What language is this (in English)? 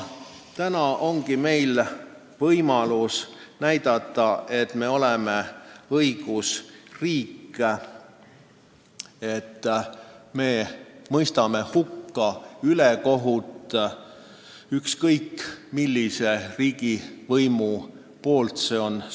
Estonian